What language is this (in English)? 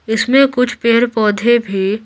Hindi